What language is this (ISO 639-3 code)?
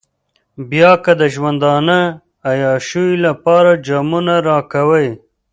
pus